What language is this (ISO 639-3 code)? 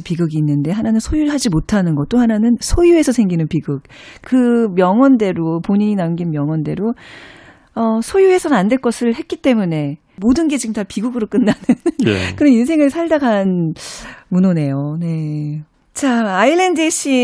kor